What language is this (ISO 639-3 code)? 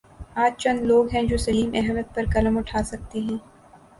urd